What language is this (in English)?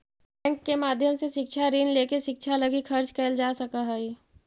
Magahi